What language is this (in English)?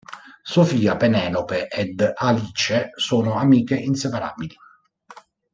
Italian